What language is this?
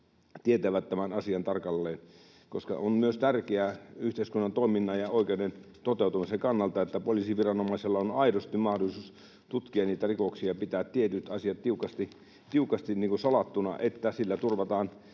Finnish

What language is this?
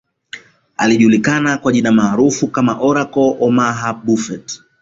Swahili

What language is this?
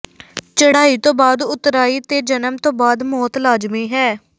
Punjabi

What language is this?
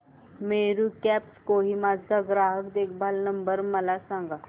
Marathi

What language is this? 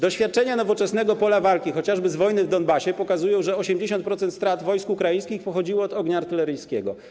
Polish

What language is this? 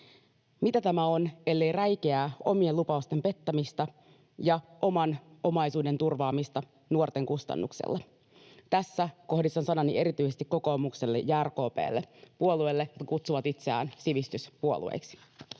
Finnish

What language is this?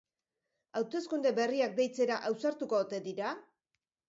Basque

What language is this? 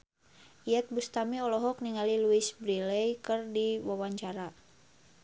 Sundanese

